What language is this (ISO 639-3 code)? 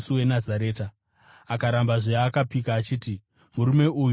sna